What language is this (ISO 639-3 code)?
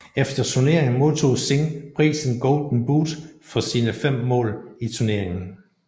dan